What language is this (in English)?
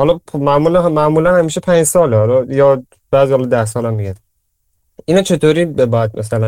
Persian